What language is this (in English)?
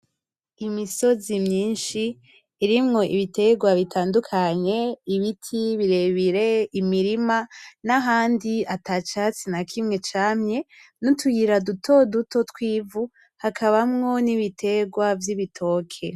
Rundi